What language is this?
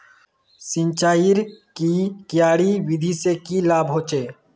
Magahi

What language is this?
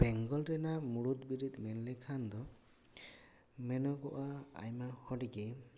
Santali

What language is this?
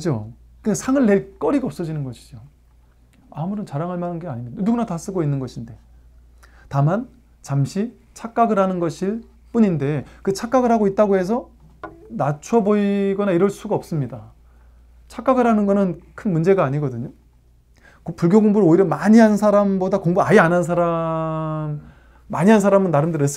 Korean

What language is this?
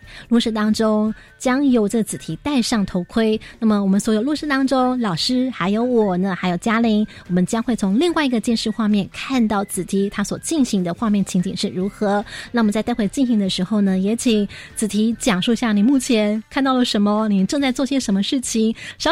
Chinese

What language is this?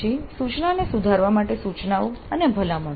Gujarati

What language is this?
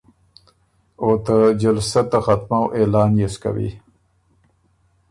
Ormuri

